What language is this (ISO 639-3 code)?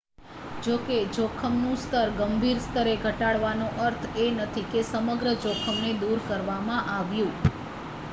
guj